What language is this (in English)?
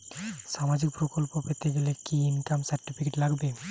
Bangla